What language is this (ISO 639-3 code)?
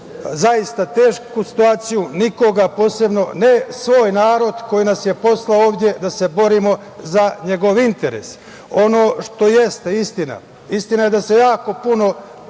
srp